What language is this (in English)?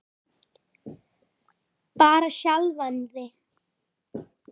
Icelandic